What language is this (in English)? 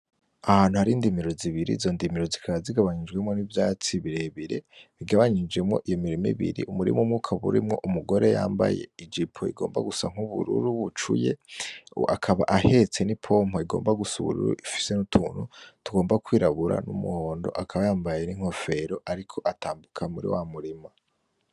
Rundi